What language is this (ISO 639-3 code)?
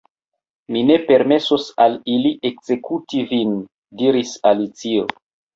epo